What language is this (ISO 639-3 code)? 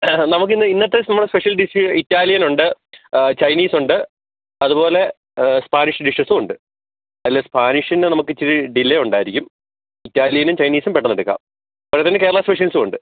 mal